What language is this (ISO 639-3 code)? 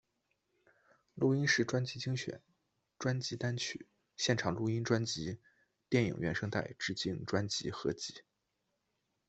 zho